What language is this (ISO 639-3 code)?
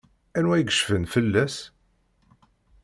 kab